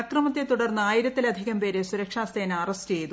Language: Malayalam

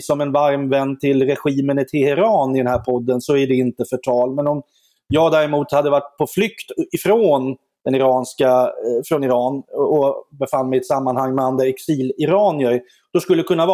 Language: Swedish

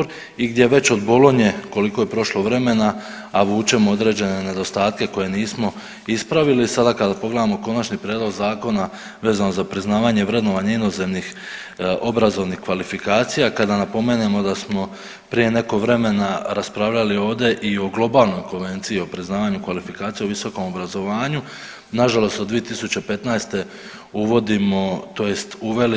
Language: Croatian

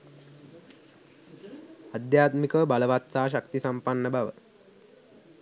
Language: Sinhala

